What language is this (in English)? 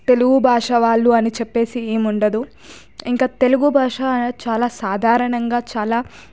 Telugu